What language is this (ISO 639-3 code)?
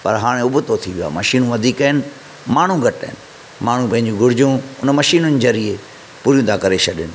snd